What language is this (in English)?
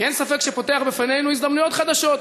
Hebrew